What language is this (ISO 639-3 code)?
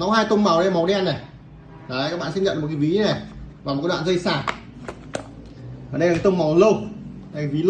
vie